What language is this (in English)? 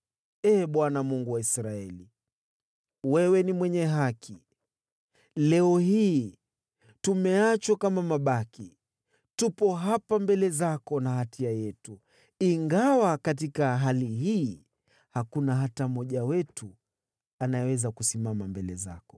Swahili